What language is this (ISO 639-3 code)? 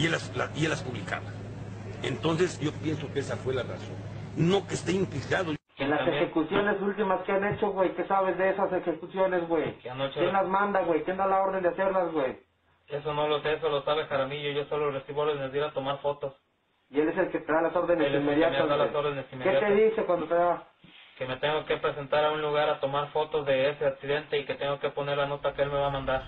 spa